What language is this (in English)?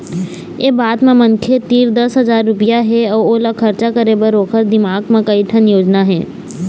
Chhattisgarhi